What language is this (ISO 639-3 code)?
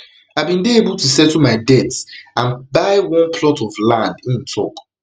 pcm